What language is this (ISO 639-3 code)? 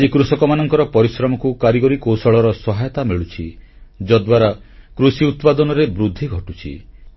ori